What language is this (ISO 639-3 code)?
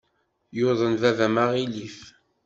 kab